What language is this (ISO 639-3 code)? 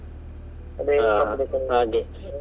kan